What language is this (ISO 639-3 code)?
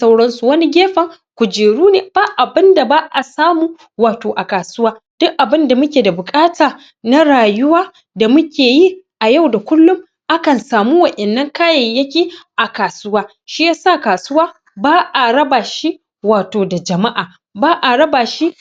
hau